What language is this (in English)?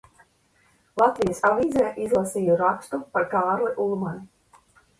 Latvian